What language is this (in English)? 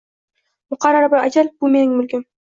Uzbek